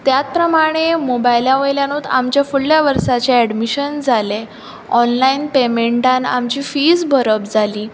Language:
Konkani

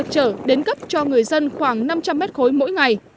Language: Vietnamese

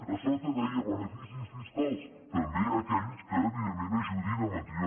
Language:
Catalan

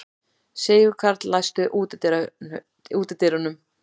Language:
Icelandic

